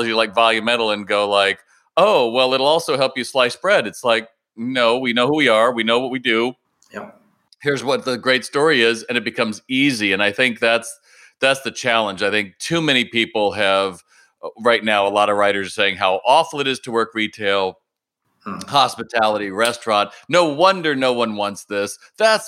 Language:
English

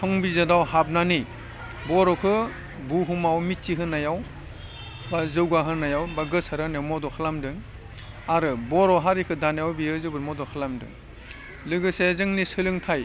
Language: Bodo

